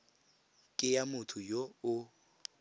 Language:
Tswana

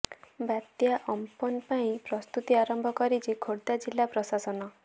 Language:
Odia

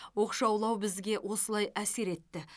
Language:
Kazakh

